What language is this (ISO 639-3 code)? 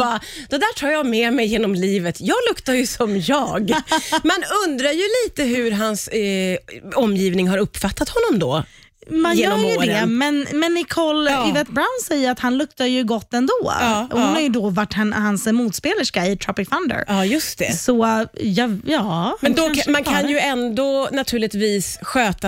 swe